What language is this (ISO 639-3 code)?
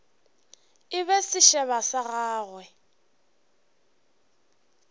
nso